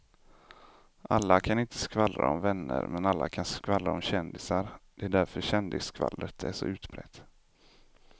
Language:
Swedish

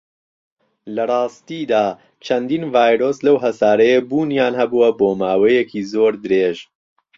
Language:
Central Kurdish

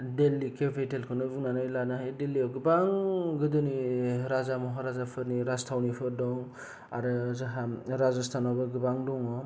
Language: Bodo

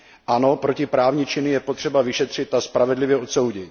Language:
Czech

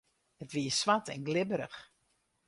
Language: Western Frisian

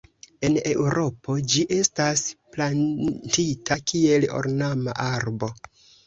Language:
Esperanto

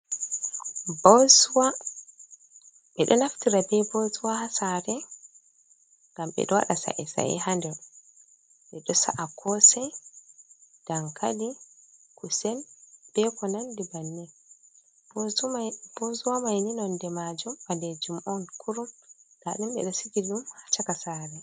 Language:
Fula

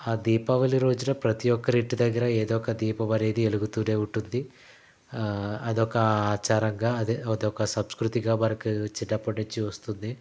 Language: Telugu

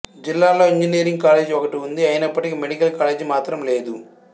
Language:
Telugu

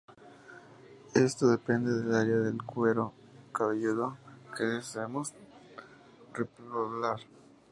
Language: Spanish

